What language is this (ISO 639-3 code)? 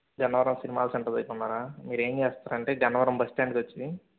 tel